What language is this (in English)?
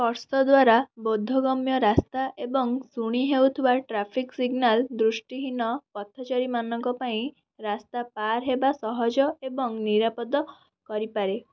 Odia